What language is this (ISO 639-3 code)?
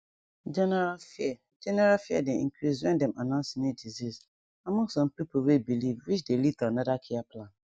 pcm